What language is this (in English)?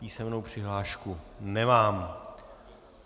Czech